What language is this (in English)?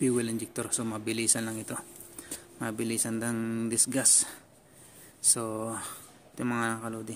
Filipino